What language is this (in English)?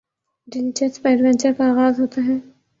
Urdu